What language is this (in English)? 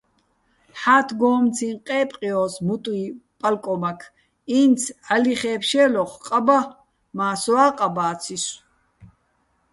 Bats